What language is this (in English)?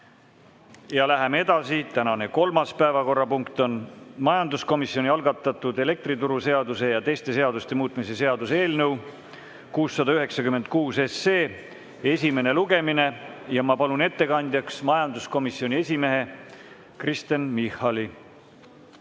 Estonian